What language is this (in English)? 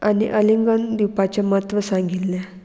Konkani